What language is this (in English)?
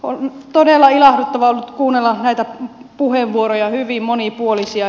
Finnish